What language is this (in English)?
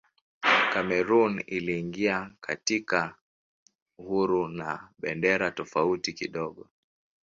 Swahili